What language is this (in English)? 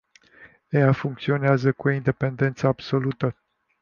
Romanian